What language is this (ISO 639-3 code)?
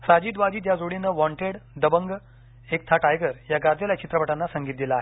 mar